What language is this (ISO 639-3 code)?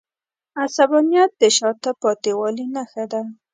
pus